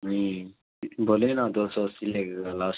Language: Urdu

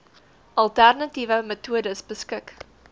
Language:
Afrikaans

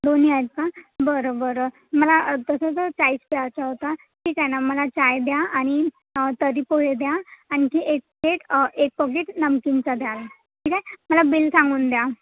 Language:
Marathi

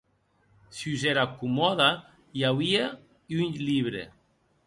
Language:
Occitan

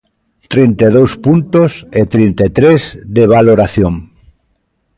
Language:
Galician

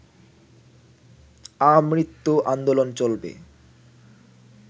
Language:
Bangla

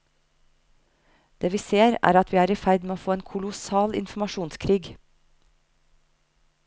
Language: Norwegian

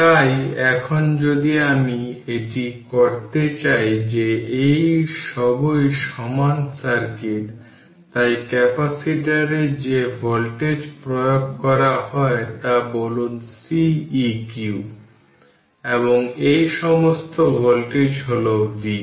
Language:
Bangla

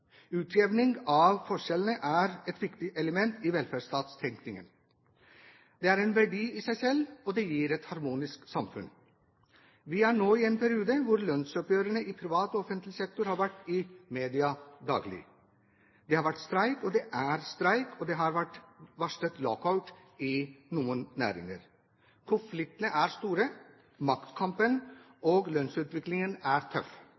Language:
Norwegian Bokmål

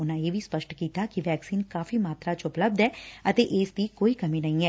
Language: Punjabi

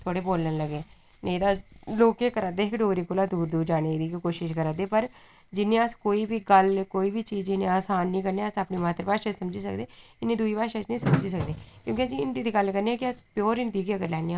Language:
Dogri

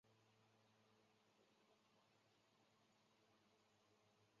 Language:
Chinese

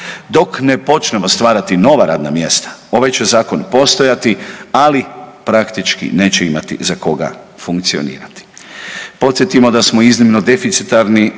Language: Croatian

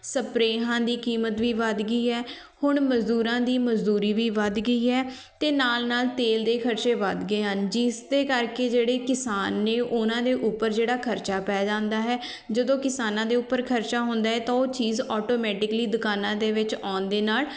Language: Punjabi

